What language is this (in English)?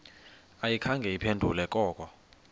Xhosa